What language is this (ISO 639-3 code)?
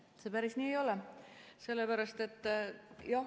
est